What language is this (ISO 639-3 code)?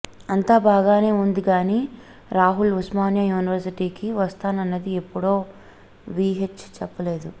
tel